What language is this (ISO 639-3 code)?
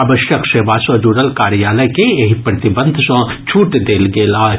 mai